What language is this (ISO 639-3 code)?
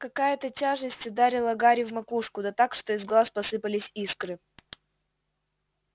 rus